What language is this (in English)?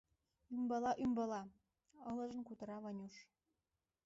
Mari